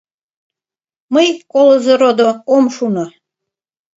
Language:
Mari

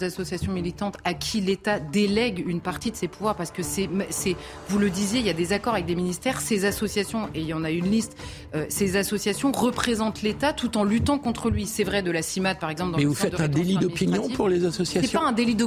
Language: French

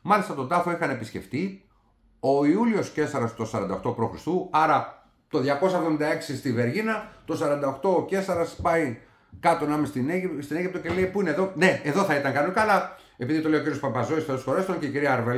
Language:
Greek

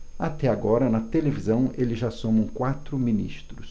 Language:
Portuguese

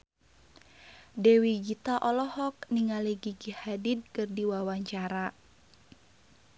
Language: Sundanese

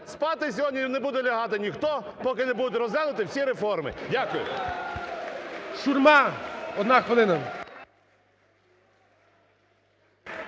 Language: Ukrainian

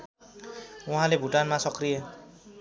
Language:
Nepali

